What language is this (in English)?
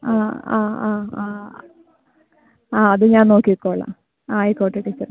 Malayalam